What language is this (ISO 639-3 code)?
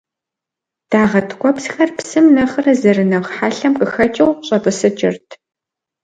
kbd